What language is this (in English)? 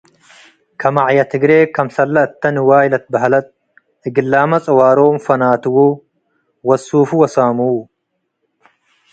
Tigre